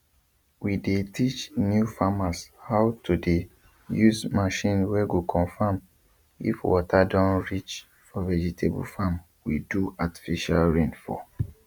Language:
Nigerian Pidgin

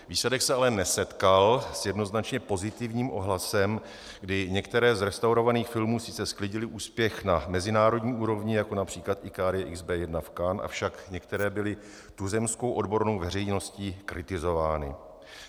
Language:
Czech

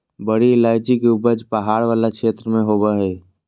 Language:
Magahi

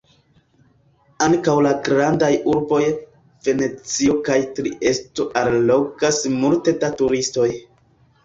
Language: Esperanto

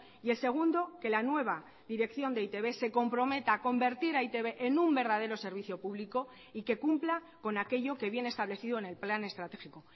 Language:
Spanish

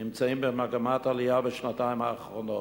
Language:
Hebrew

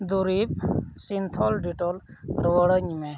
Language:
Santali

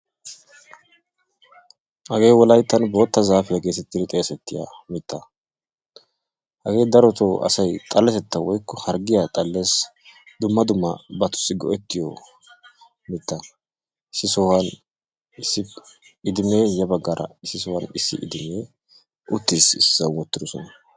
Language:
Wolaytta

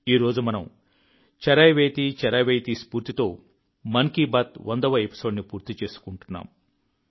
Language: Telugu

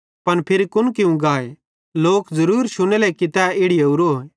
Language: Bhadrawahi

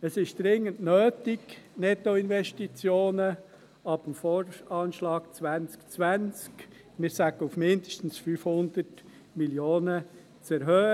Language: Swiss German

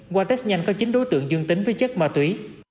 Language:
Vietnamese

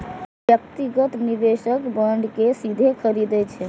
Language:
Maithili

